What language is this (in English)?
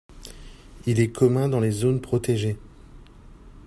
French